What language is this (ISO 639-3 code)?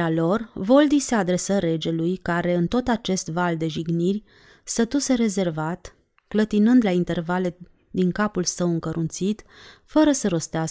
ron